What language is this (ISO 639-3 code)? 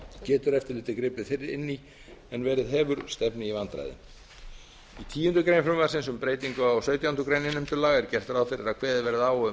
isl